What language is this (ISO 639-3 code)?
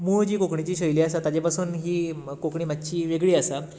kok